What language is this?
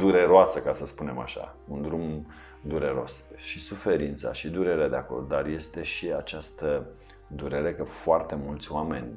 Romanian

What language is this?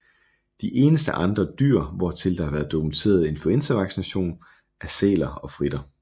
Danish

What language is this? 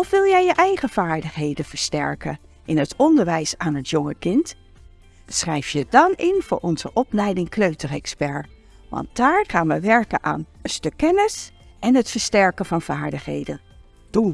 Dutch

